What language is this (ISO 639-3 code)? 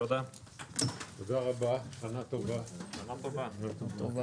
heb